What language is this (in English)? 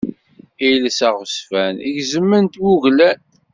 Kabyle